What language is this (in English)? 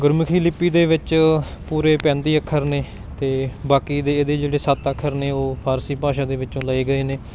Punjabi